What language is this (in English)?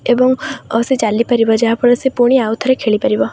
Odia